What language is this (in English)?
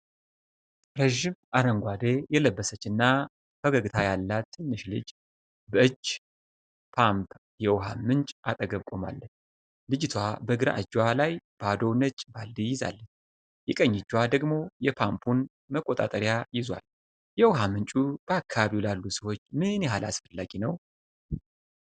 Amharic